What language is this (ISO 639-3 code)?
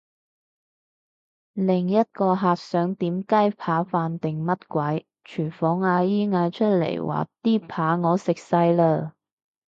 yue